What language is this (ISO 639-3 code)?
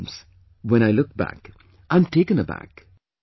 eng